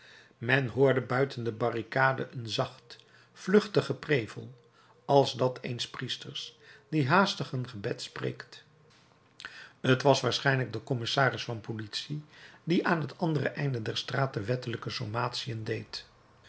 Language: Dutch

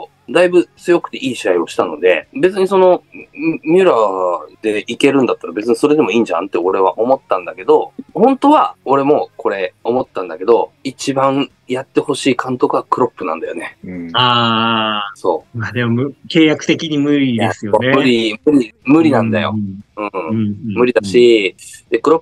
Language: Japanese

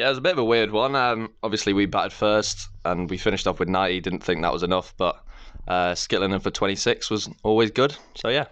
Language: English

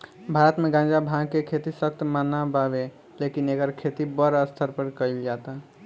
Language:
Bhojpuri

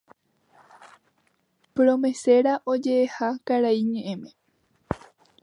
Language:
Guarani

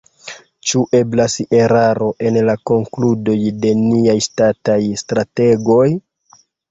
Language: Esperanto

